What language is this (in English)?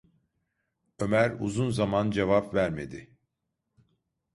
Turkish